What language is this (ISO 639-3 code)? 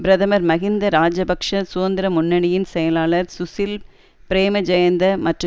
tam